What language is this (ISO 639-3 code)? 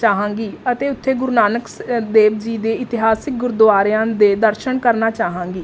pan